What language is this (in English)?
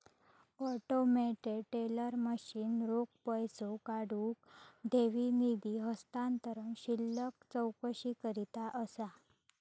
Marathi